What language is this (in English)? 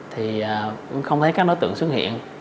Vietnamese